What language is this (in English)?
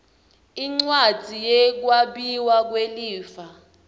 Swati